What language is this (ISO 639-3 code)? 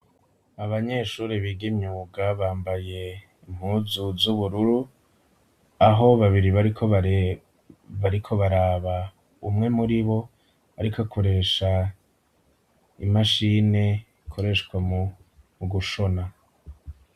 run